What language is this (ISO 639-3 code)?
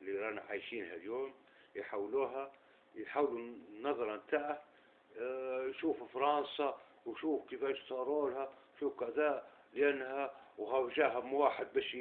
ara